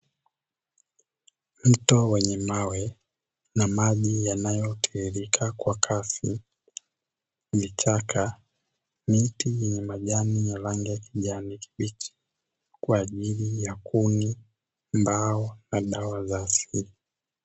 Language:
Swahili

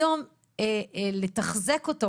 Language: Hebrew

